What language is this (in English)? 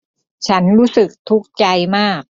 Thai